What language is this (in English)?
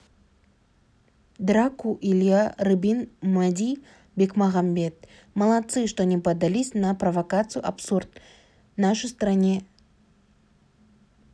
Kazakh